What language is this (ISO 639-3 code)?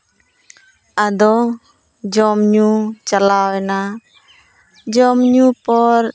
sat